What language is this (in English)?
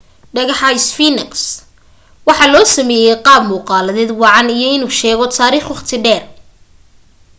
Somali